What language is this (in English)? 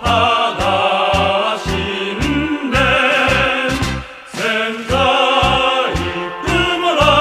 Japanese